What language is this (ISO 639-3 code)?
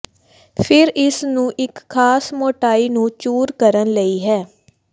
pan